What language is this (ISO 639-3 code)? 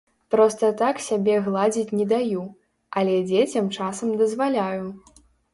bel